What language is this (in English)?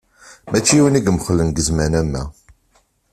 Kabyle